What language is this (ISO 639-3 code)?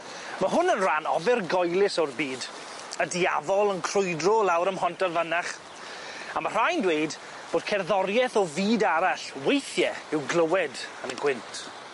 cym